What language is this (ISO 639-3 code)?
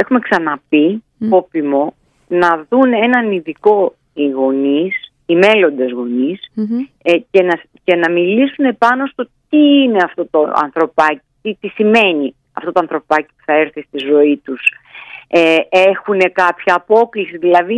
ell